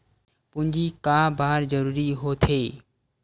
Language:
Chhattisgarhi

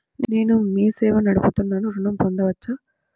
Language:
Telugu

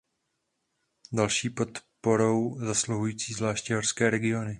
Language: Czech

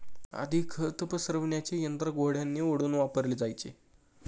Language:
Marathi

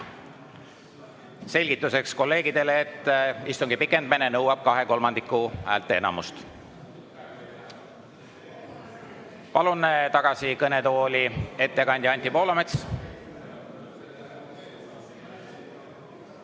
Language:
Estonian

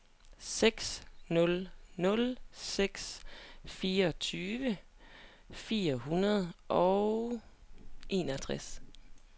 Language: Danish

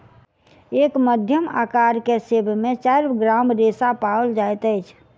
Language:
Maithili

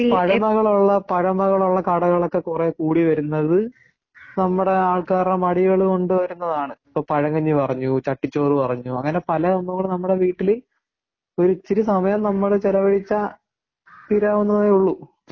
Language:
Malayalam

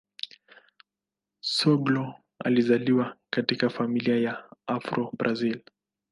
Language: Swahili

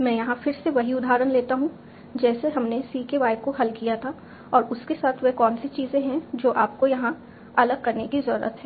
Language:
Hindi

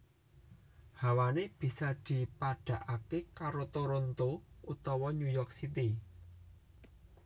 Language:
Javanese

